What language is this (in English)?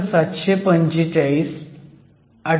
Marathi